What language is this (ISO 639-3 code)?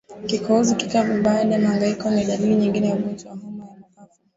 swa